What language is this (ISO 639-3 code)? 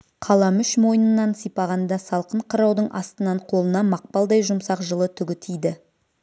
kaz